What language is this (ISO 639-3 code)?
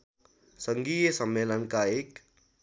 nep